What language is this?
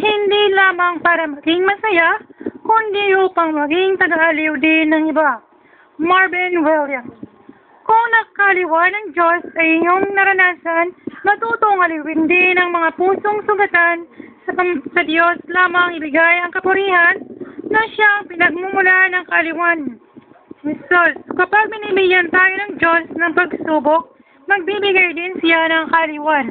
Filipino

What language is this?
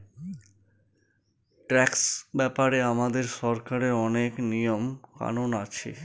Bangla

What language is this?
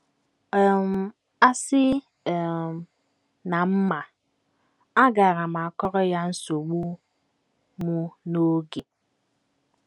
Igbo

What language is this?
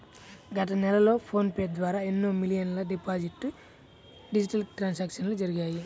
Telugu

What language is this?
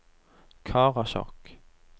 Norwegian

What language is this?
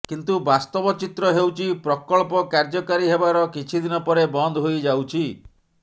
Odia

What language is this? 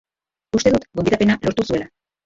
Basque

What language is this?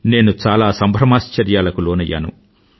Telugu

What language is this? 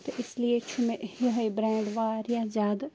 Kashmiri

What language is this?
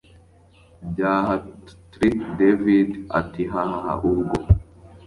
Kinyarwanda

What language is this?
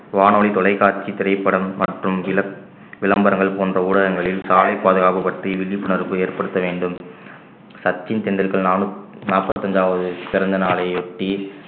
Tamil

